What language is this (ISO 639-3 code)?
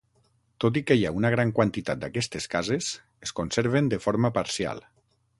cat